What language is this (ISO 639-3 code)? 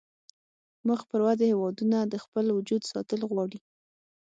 pus